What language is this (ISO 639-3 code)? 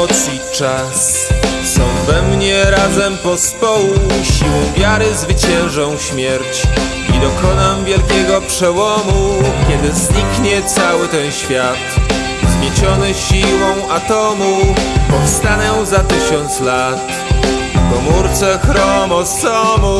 pol